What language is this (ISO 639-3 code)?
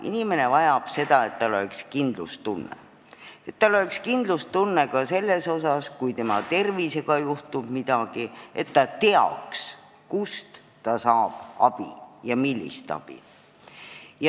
est